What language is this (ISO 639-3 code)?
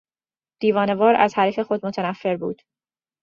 fas